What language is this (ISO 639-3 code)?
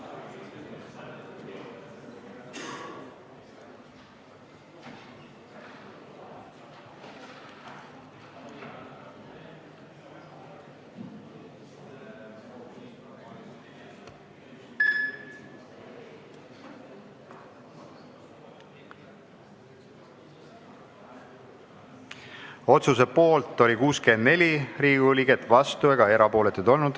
est